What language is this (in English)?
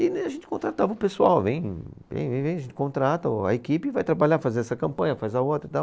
Portuguese